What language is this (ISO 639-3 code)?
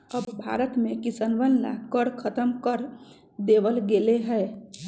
mag